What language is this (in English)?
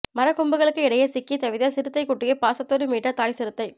Tamil